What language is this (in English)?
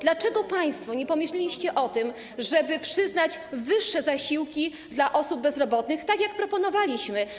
Polish